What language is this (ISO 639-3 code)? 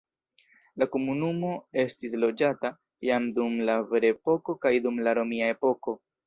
epo